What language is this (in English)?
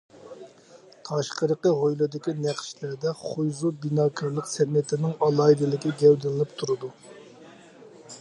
Uyghur